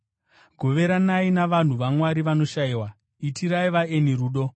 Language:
Shona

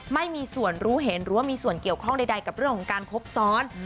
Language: Thai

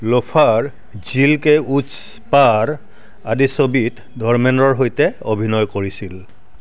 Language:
Assamese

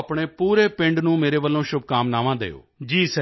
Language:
Punjabi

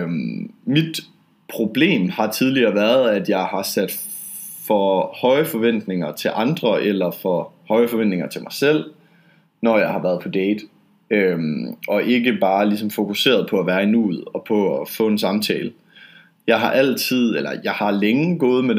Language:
Danish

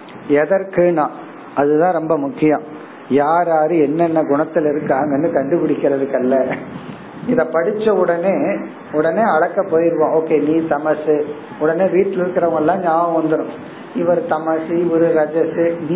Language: Tamil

